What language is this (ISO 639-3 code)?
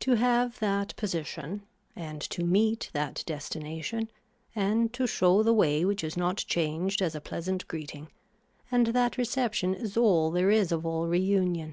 eng